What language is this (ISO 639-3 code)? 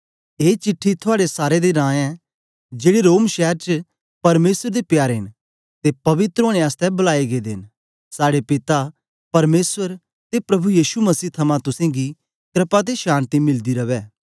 doi